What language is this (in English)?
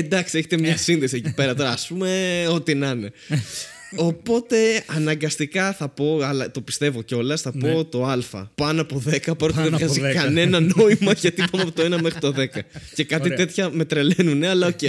Greek